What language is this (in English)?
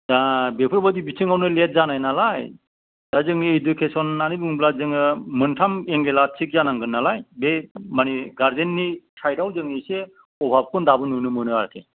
Bodo